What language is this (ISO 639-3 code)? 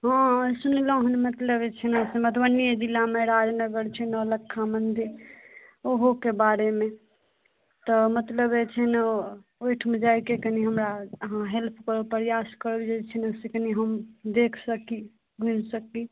mai